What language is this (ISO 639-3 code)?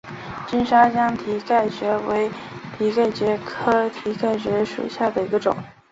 zho